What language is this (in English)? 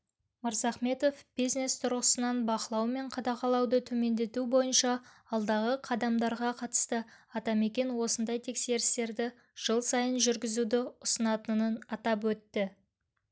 Kazakh